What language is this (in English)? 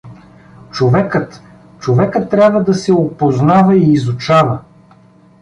Bulgarian